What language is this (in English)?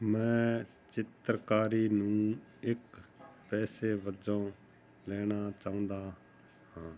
Punjabi